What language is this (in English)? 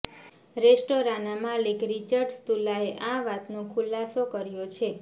Gujarati